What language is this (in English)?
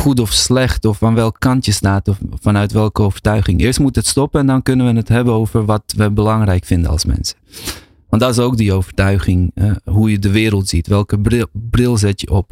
Dutch